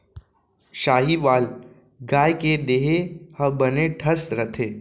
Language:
Chhattisgarhi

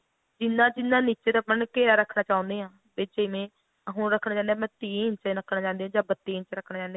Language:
Punjabi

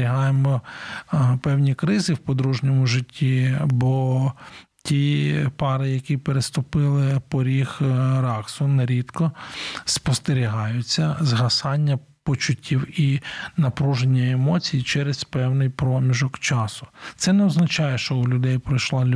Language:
Ukrainian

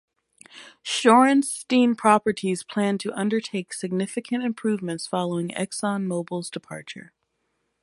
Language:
English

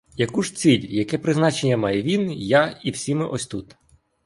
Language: Ukrainian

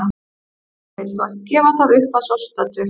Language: Icelandic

